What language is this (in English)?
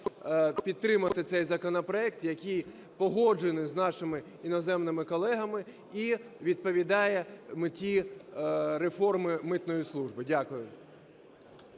Ukrainian